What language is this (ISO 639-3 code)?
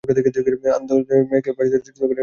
ben